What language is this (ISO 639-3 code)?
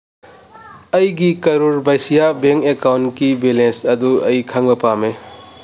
mni